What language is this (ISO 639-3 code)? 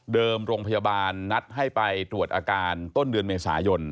tha